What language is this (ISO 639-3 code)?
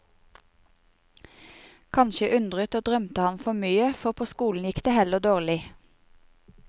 nor